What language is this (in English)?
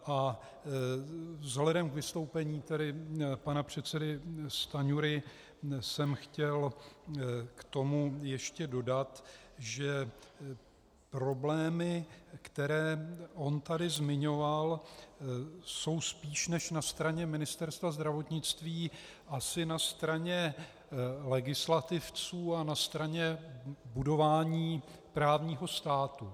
Czech